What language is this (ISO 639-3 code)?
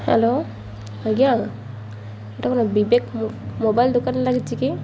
ori